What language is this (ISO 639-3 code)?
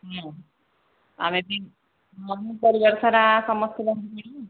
ori